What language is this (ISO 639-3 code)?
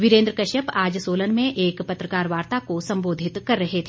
hin